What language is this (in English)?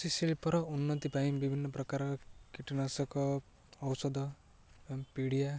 Odia